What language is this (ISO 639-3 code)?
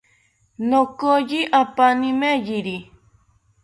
cpy